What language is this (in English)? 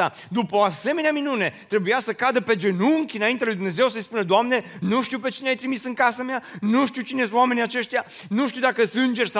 Romanian